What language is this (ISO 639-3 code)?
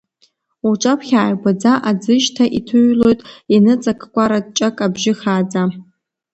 abk